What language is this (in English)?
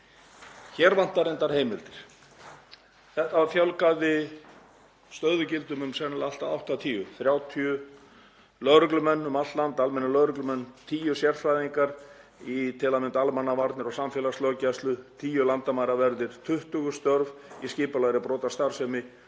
Icelandic